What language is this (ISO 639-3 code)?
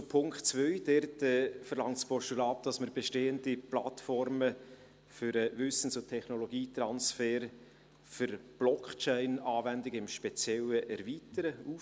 gsw